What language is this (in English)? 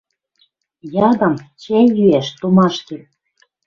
Western Mari